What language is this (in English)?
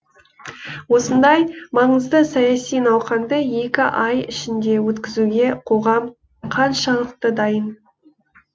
Kazakh